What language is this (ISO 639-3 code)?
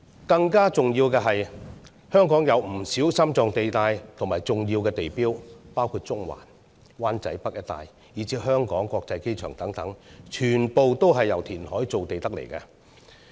yue